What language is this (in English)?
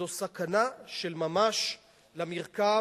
Hebrew